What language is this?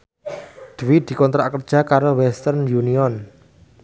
Javanese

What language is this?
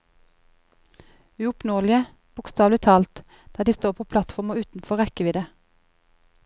Norwegian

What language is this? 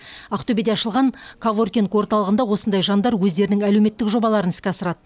Kazakh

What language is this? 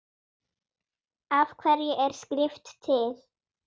Icelandic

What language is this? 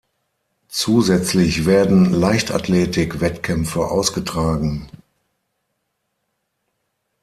German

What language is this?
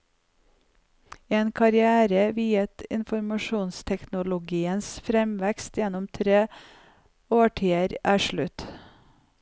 Norwegian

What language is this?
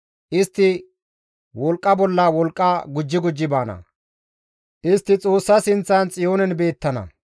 Gamo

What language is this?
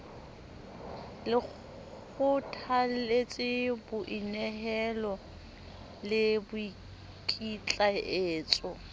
Southern Sotho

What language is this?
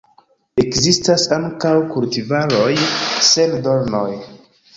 Esperanto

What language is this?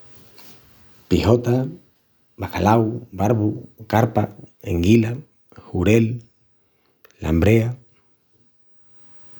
Extremaduran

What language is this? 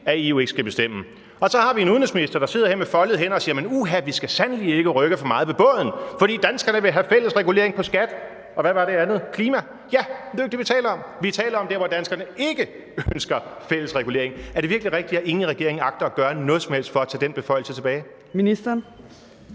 Danish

